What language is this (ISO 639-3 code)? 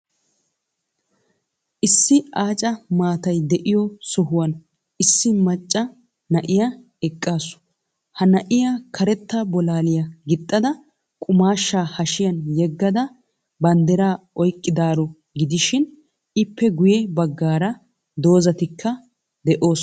wal